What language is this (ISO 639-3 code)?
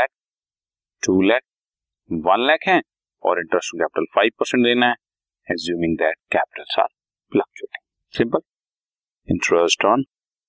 hin